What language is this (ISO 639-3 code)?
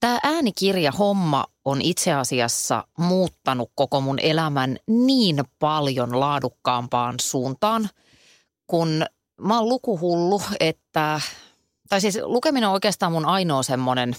fin